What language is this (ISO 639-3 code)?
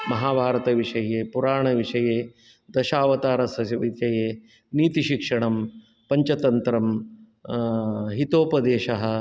san